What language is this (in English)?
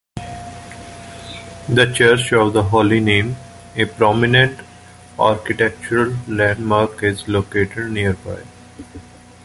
English